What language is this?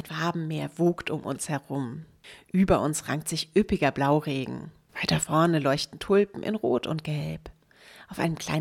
German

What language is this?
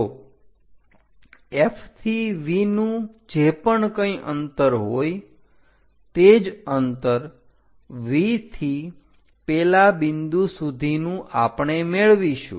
Gujarati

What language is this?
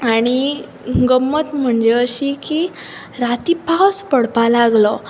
Konkani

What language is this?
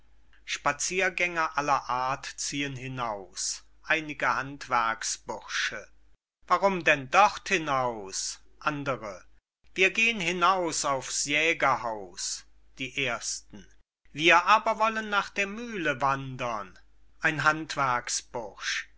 German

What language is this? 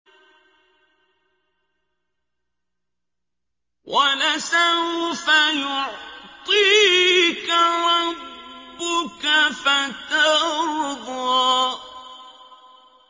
Arabic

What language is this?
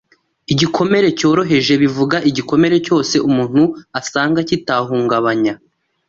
Kinyarwanda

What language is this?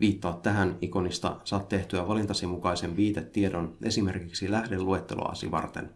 Finnish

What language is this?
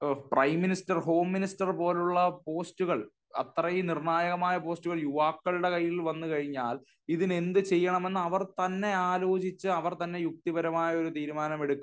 Malayalam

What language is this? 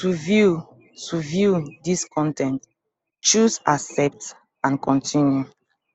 Nigerian Pidgin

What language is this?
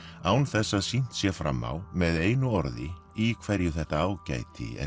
Icelandic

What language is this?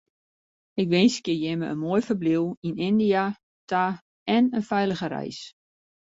Western Frisian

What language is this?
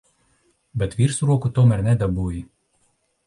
Latvian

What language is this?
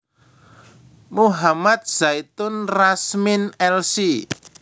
Javanese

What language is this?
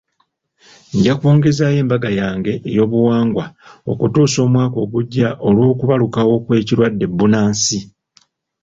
Ganda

